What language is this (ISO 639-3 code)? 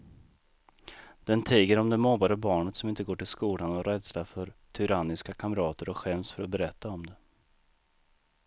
swe